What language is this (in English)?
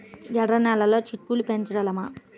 Telugu